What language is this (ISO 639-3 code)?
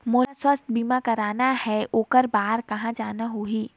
hne